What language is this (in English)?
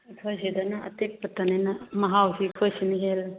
Manipuri